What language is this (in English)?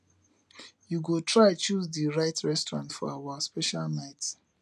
Nigerian Pidgin